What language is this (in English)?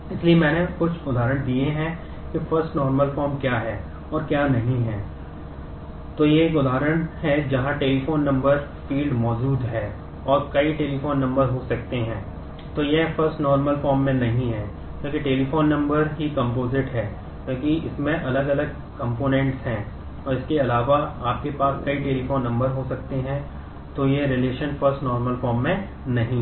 Hindi